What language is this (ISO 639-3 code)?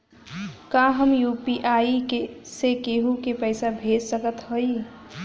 bho